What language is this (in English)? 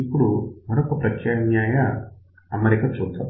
Telugu